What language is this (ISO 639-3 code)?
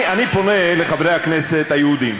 heb